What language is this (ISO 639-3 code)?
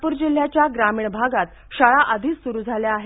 mar